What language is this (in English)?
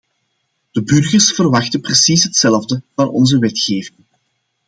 Dutch